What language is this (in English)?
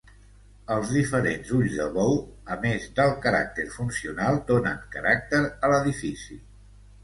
Catalan